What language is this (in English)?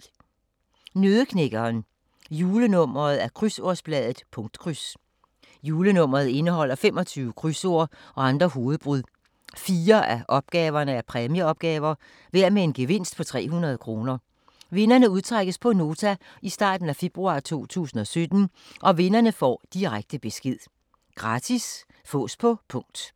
Danish